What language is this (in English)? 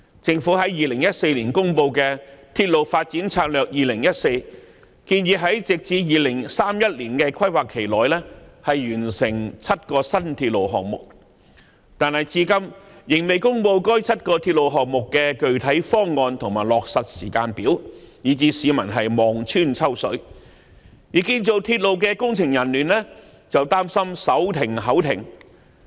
Cantonese